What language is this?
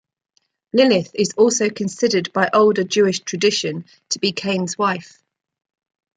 English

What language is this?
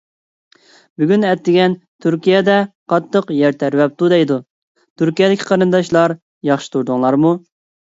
Uyghur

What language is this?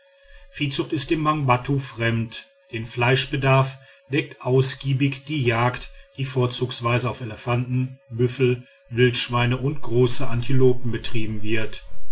German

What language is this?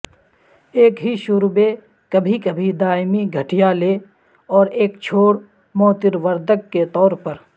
Urdu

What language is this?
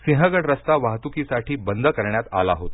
Marathi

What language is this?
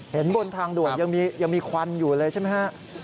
Thai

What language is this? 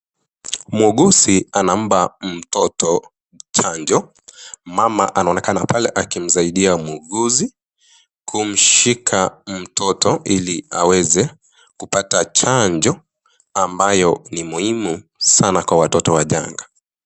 Swahili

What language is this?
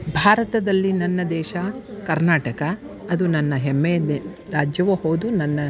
Kannada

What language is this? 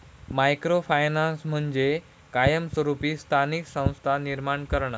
Marathi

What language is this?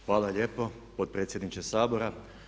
Croatian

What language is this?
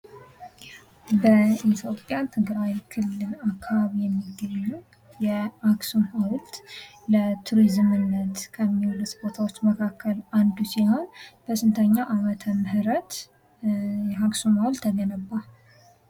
Amharic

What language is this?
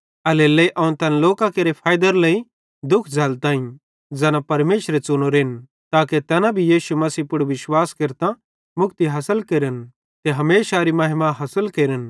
Bhadrawahi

